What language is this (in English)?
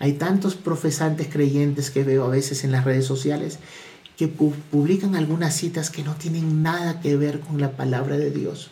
Spanish